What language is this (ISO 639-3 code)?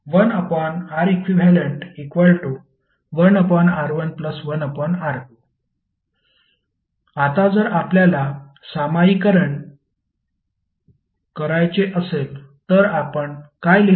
mar